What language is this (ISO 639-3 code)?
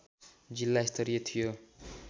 nep